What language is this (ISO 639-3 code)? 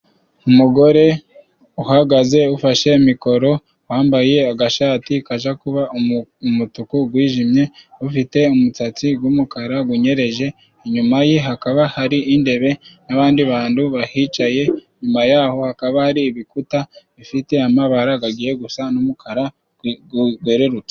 kin